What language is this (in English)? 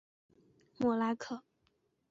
Chinese